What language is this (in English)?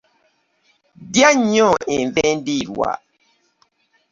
Ganda